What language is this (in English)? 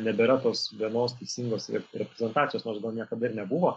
Lithuanian